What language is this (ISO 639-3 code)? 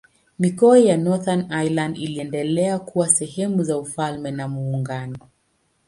swa